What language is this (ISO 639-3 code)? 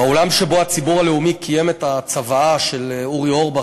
heb